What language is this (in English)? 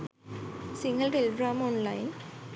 Sinhala